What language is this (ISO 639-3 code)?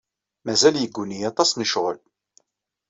kab